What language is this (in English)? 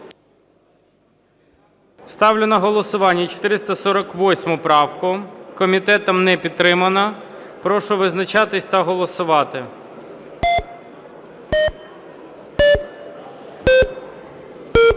Ukrainian